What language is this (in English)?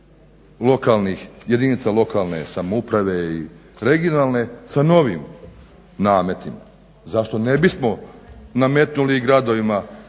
Croatian